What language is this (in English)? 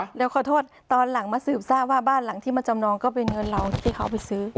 Thai